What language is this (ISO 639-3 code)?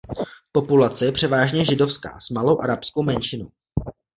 ces